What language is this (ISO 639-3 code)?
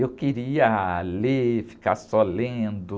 por